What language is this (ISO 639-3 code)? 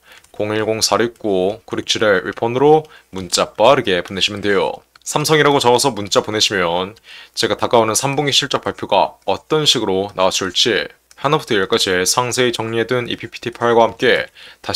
kor